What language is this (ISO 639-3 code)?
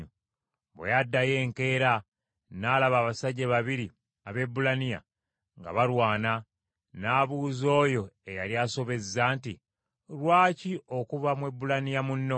lug